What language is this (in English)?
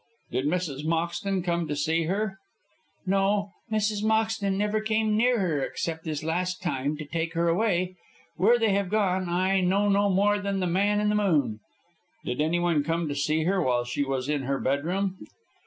English